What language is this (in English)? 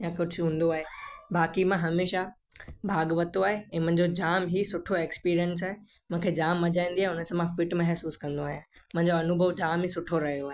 Sindhi